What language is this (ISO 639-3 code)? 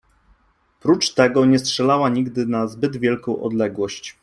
pol